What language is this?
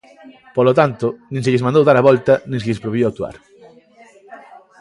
Galician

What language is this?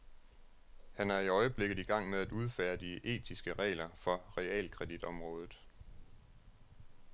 Danish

